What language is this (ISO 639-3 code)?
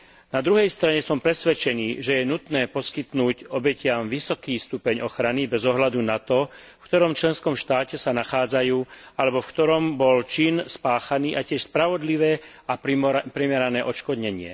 slk